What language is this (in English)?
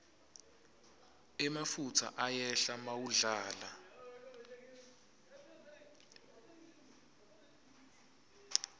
Swati